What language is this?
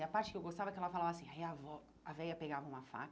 Portuguese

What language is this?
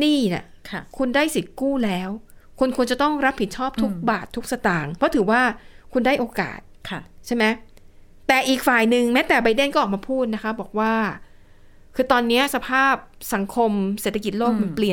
Thai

